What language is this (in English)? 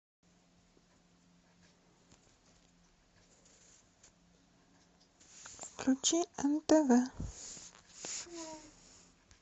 Russian